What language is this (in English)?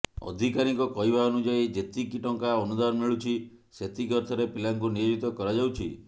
Odia